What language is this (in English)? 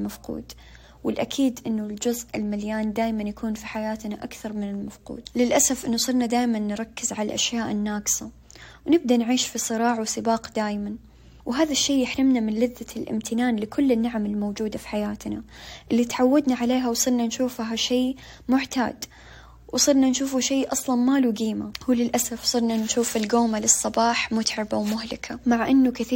Arabic